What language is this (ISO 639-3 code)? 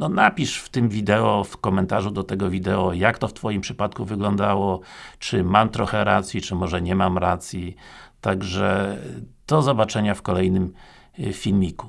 pol